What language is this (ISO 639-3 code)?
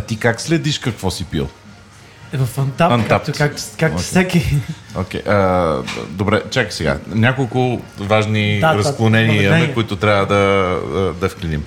bul